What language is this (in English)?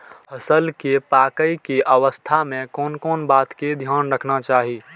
Maithili